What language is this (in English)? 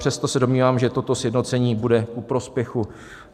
Czech